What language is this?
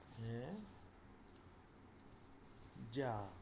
Bangla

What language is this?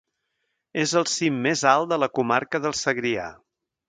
Catalan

